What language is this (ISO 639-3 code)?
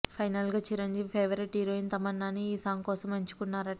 tel